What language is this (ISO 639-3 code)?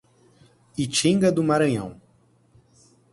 por